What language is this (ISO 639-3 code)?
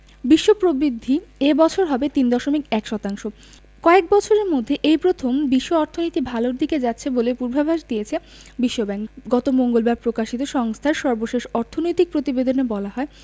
ben